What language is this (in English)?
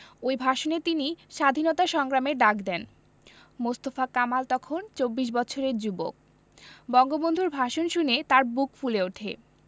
Bangla